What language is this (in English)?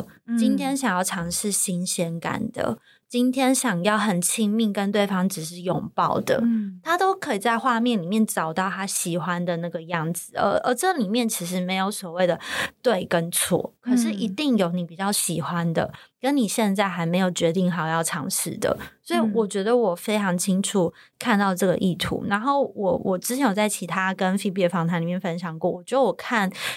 Chinese